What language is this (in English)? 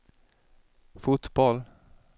Swedish